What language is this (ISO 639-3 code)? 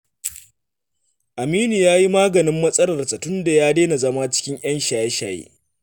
hau